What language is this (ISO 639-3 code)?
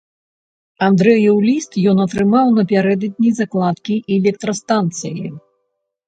bel